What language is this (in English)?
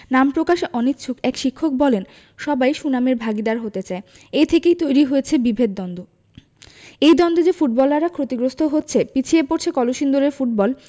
Bangla